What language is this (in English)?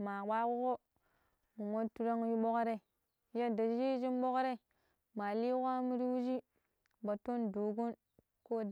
Pero